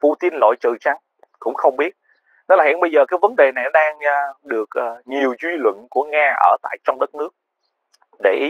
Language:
Vietnamese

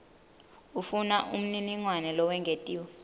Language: Swati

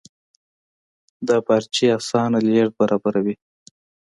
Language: Pashto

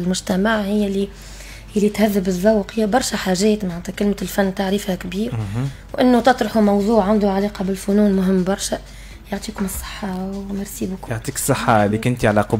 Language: Arabic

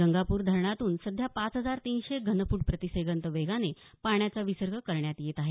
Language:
Marathi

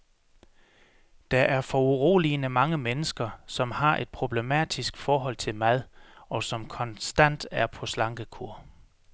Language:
Danish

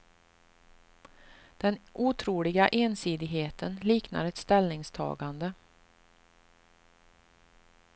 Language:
Swedish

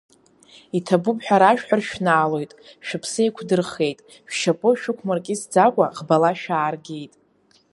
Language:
Abkhazian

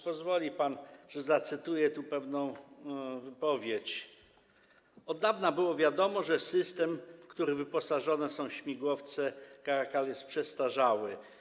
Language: Polish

